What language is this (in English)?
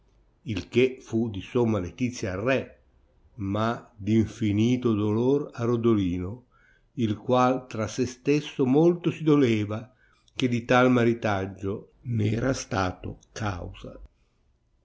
Italian